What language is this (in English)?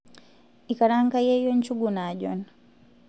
Masai